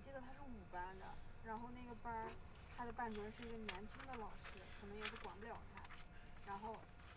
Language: Chinese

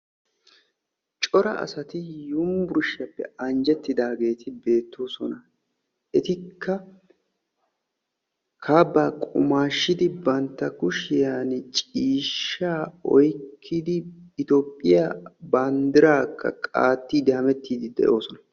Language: Wolaytta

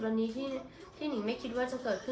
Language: Thai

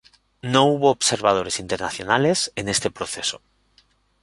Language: Spanish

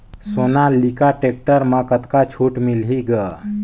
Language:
Chhattisgarhi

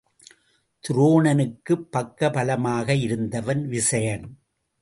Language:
Tamil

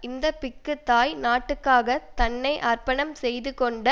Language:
Tamil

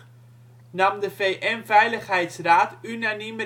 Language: Dutch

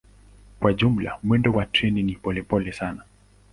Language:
Swahili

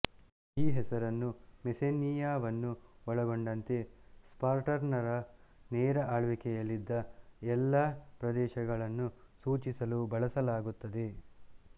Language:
Kannada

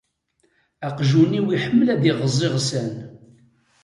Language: Kabyle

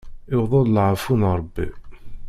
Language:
Kabyle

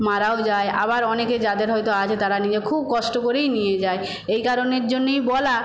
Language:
Bangla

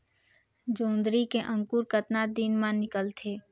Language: Chhattisgarhi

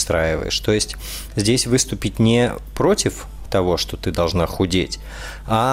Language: Russian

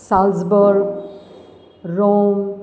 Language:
Gujarati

